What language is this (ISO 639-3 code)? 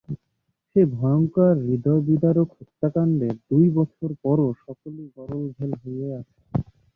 ben